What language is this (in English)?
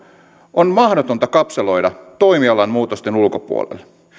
Finnish